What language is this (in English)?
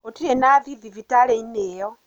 Kikuyu